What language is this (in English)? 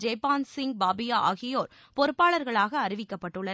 Tamil